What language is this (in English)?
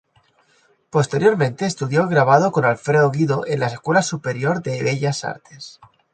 Spanish